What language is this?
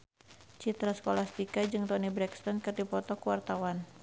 Sundanese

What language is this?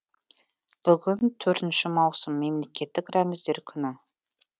Kazakh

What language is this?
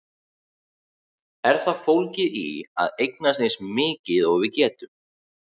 Icelandic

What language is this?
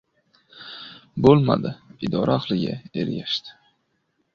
Uzbek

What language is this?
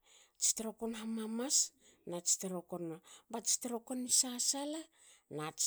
Hakö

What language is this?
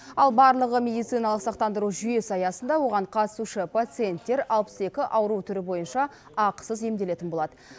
Kazakh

